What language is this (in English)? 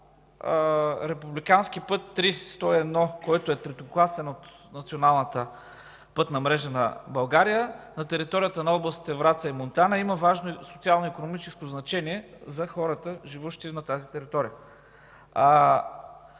Bulgarian